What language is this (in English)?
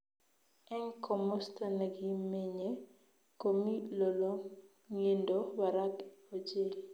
Kalenjin